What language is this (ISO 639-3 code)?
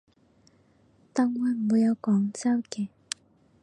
yue